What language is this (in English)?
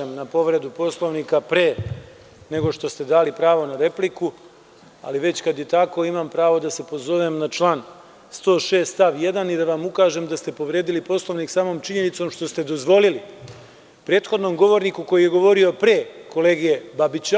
Serbian